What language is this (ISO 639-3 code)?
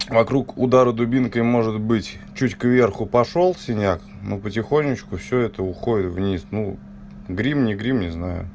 rus